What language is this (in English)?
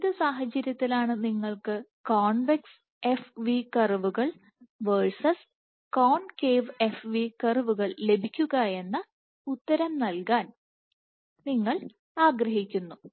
Malayalam